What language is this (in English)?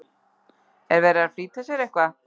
Icelandic